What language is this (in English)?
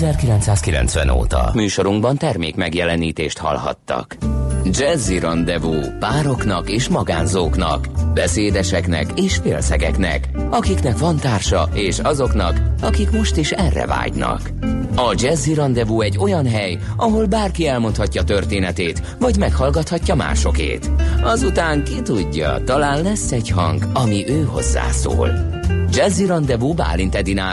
Hungarian